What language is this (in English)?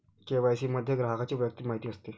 Marathi